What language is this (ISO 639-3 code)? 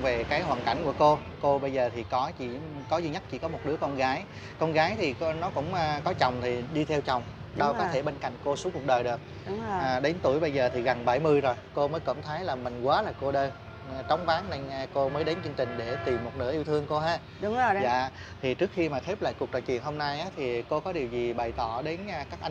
vie